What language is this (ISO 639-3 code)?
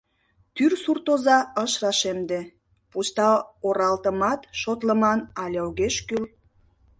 chm